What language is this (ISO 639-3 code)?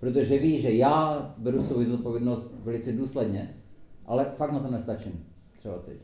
ces